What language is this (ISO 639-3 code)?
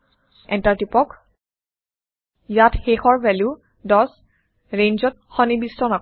asm